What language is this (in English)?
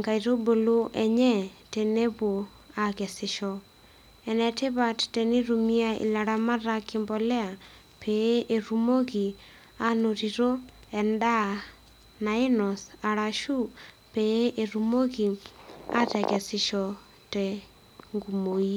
Masai